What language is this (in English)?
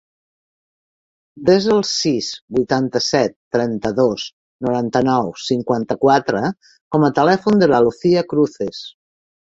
Catalan